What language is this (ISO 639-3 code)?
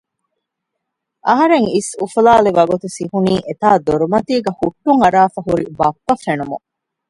div